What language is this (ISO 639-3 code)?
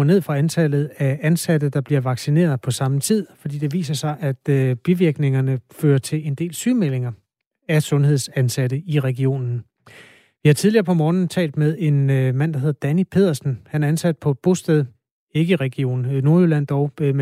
dan